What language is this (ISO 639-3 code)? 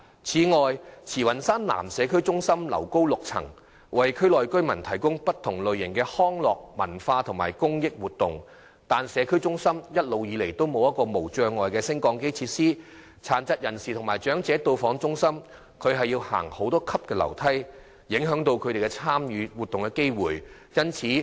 yue